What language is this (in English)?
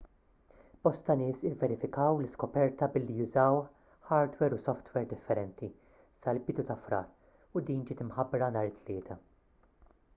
Maltese